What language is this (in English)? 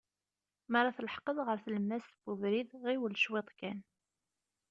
Kabyle